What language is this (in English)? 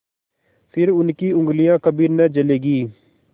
Hindi